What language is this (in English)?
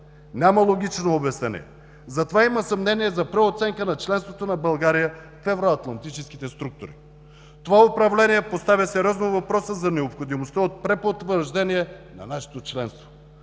Bulgarian